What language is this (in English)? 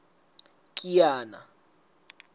Southern Sotho